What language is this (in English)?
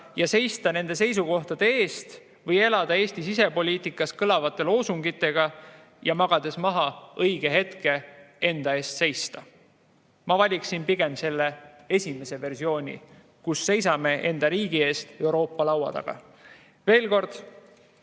Estonian